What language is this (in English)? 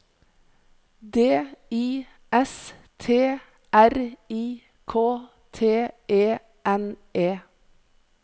Norwegian